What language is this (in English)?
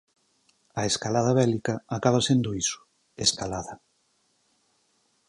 Galician